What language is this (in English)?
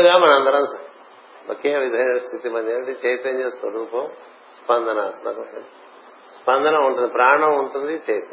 Telugu